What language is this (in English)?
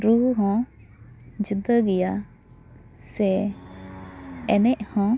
Santali